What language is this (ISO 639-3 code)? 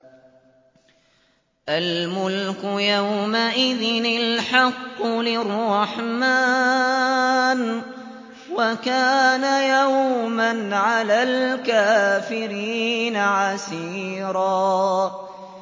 ara